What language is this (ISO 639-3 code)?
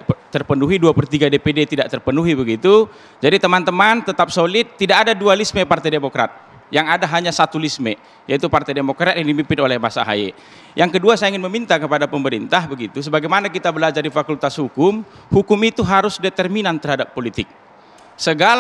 ind